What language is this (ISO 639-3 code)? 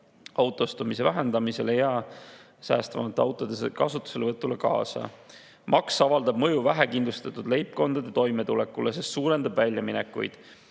est